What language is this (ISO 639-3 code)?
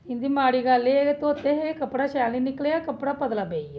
doi